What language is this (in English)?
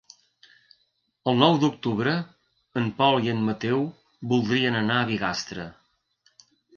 Catalan